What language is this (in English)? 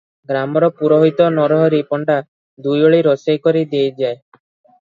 Odia